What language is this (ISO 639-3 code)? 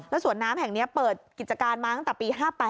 tha